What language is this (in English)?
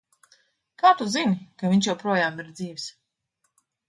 Latvian